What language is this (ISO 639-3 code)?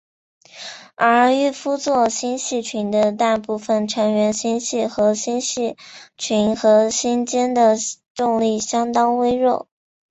zho